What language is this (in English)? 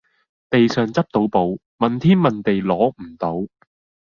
Cantonese